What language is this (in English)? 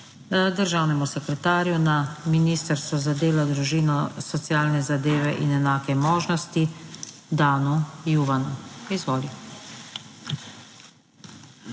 Slovenian